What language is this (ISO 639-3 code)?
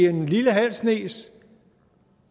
dan